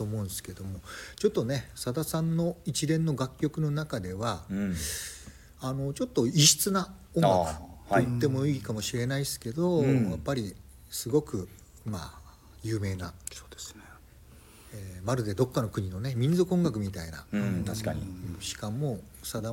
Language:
Japanese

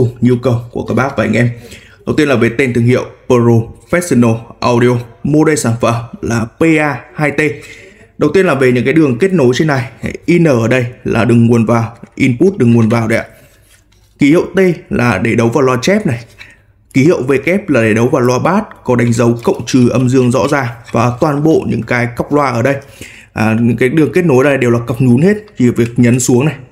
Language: Vietnamese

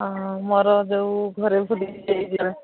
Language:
Odia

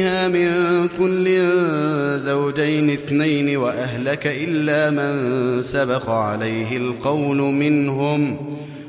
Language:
Arabic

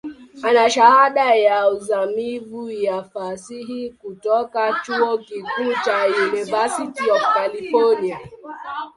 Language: Swahili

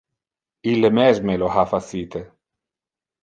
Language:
Interlingua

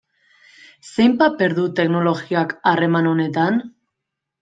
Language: Basque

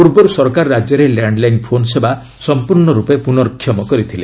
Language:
Odia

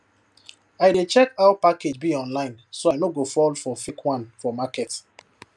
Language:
Nigerian Pidgin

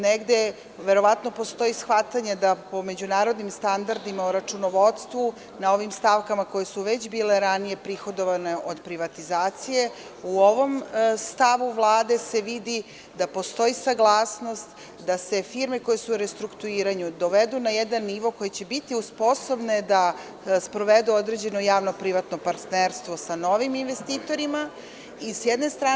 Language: Serbian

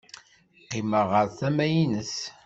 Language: Kabyle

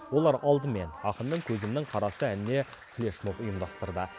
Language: Kazakh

